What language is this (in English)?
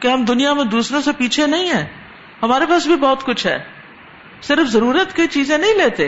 Urdu